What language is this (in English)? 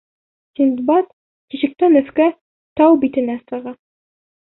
Bashkir